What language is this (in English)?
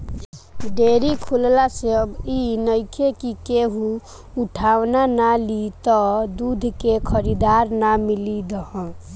Bhojpuri